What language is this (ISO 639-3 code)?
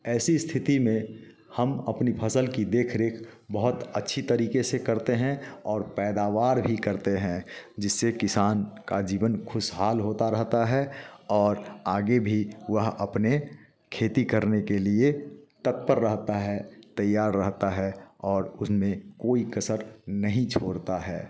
hin